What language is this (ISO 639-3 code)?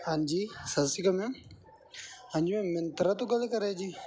pan